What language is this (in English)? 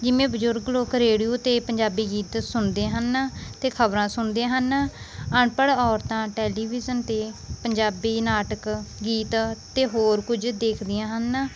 Punjabi